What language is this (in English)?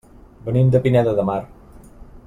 Catalan